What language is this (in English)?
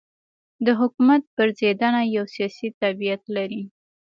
Pashto